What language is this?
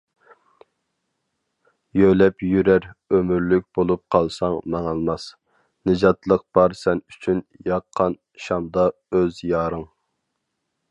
Uyghur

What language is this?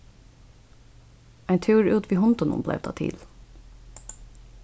Faroese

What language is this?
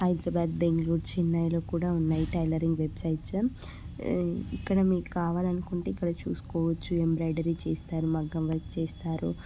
Telugu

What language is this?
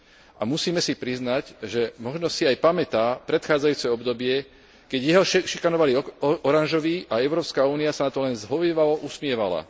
Slovak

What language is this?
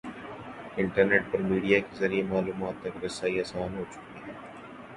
Urdu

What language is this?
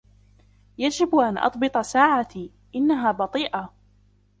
Arabic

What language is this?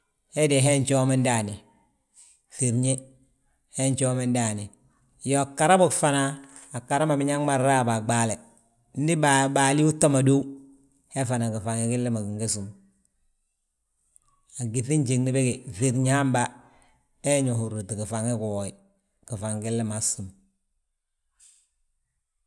Balanta-Ganja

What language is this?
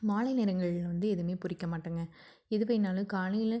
Tamil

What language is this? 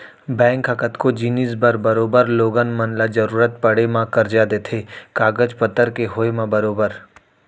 Chhattisgarhi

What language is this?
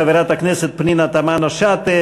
Hebrew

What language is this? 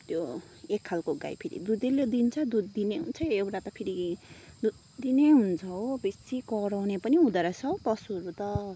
Nepali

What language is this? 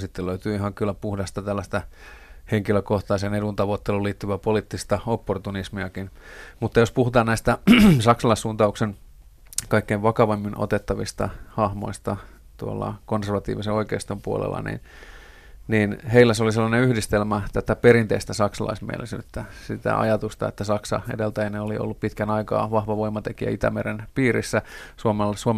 Finnish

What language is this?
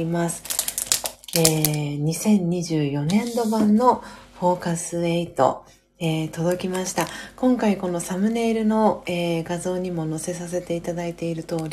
Japanese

